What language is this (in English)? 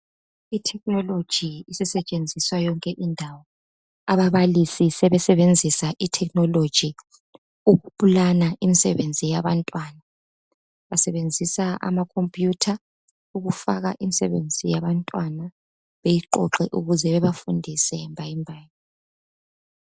North Ndebele